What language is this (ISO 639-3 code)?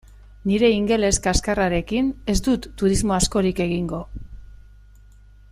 eus